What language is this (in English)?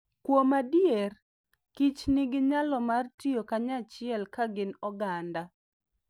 Luo (Kenya and Tanzania)